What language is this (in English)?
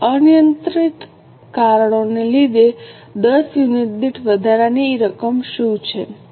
Gujarati